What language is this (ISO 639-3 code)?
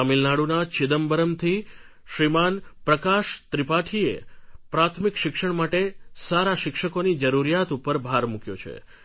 guj